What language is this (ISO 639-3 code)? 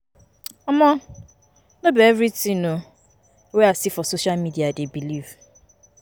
pcm